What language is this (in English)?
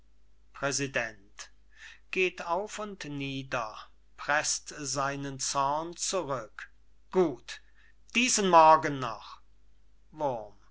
German